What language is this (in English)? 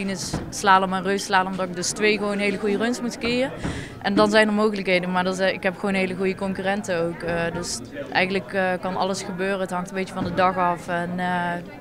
Dutch